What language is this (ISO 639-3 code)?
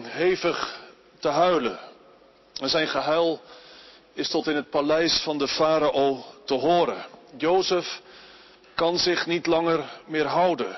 nld